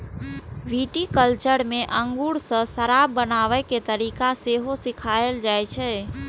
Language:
Maithili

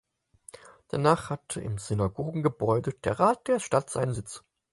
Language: German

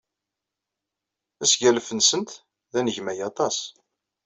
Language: Kabyle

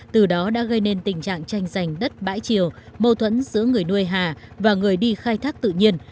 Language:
Vietnamese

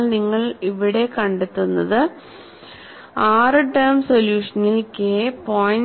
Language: Malayalam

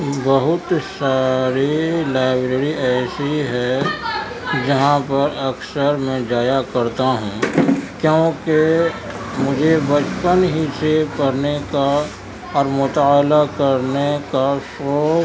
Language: Urdu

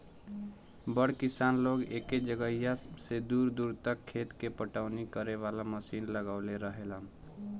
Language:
Bhojpuri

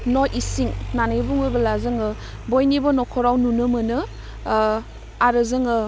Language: Bodo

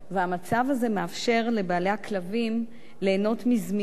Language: Hebrew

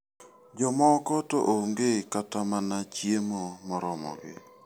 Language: Luo (Kenya and Tanzania)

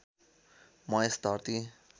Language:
Nepali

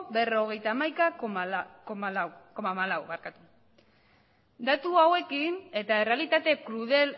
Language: Basque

